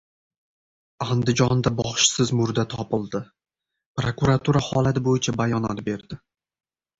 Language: Uzbek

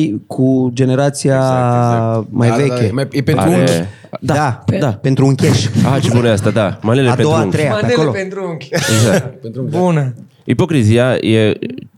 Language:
Romanian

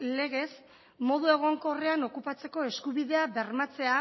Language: Basque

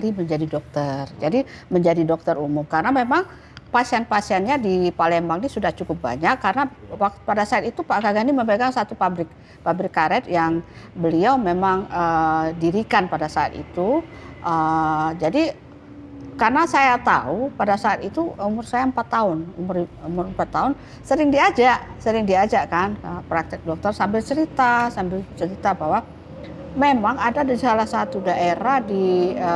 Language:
Indonesian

